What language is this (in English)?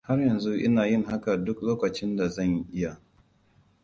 Hausa